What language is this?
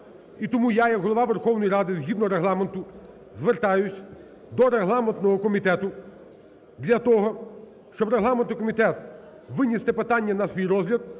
Ukrainian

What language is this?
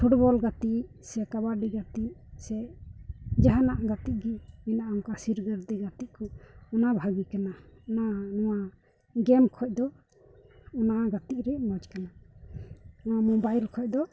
Santali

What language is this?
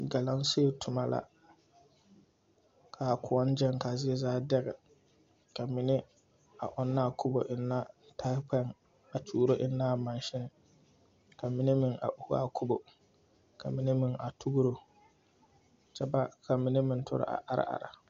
Southern Dagaare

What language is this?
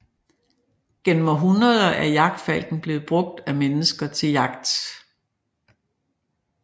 Danish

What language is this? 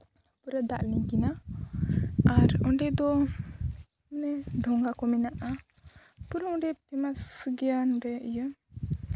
Santali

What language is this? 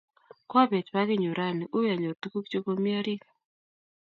Kalenjin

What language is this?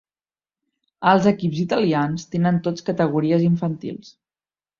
Catalan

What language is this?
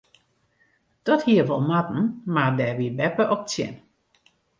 Western Frisian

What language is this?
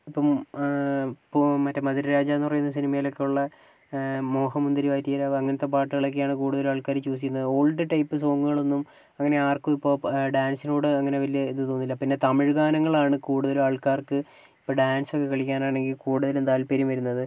Malayalam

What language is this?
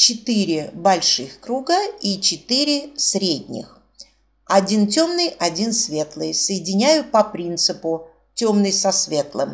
Russian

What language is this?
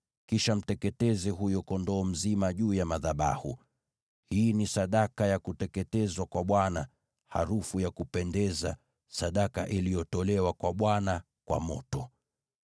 Swahili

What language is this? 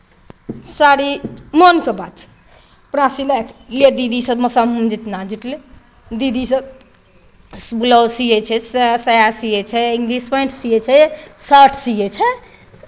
Maithili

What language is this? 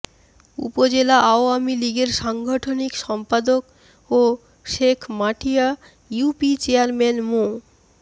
Bangla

